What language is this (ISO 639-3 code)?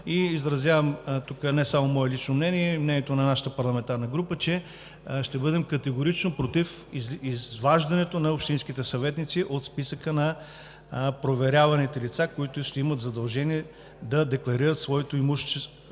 bul